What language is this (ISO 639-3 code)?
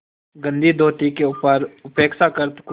hin